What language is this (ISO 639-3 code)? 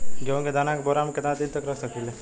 bho